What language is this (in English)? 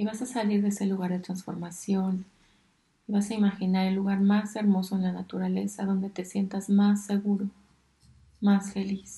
Spanish